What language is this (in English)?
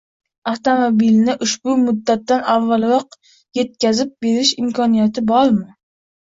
Uzbek